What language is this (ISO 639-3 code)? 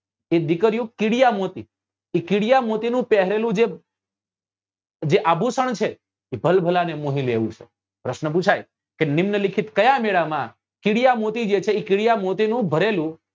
guj